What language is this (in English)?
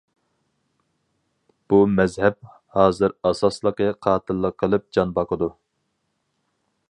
Uyghur